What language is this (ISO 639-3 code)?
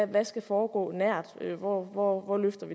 dan